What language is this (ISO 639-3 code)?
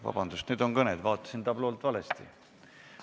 est